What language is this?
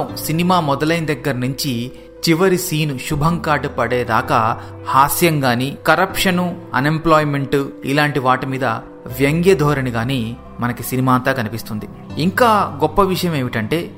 Telugu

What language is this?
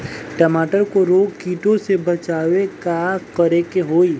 Bhojpuri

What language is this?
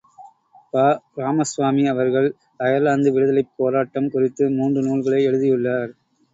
Tamil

